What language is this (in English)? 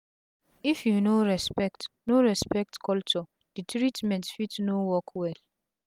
Nigerian Pidgin